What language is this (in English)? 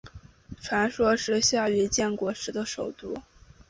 Chinese